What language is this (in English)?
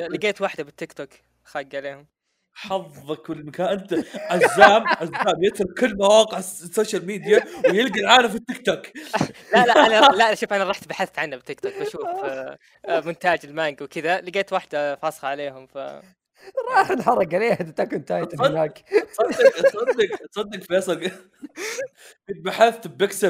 Arabic